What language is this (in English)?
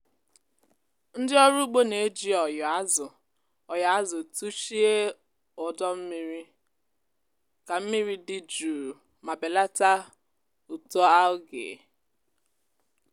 Igbo